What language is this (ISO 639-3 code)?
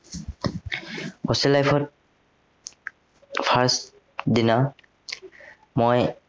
asm